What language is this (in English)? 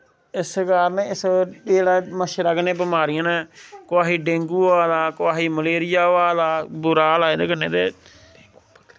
Dogri